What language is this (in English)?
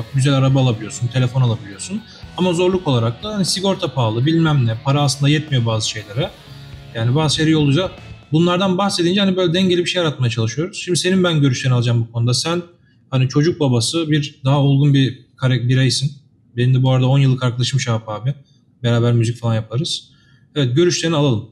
Turkish